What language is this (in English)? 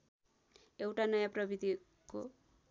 Nepali